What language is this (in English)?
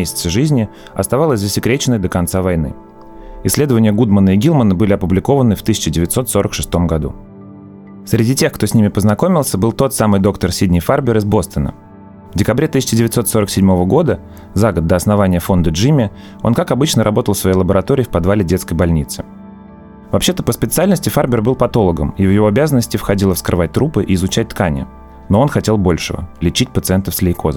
Russian